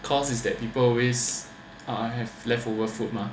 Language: English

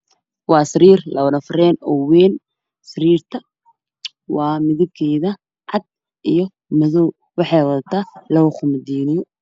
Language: Somali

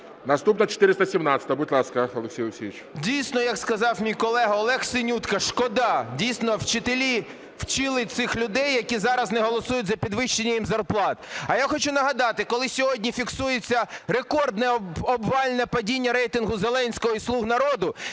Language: Ukrainian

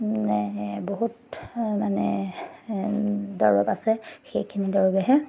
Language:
Assamese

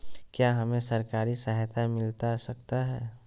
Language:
Magahi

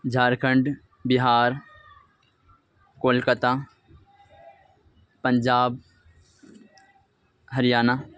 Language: Urdu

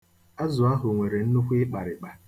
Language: Igbo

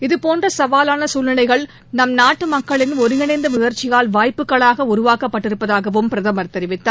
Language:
Tamil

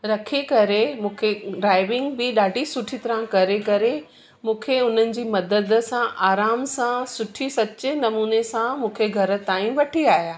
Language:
Sindhi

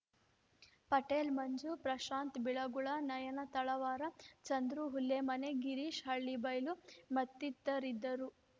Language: Kannada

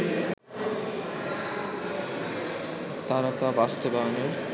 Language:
Bangla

